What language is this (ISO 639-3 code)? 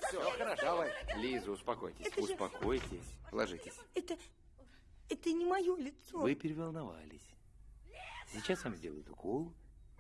rus